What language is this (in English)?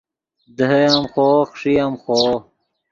Yidgha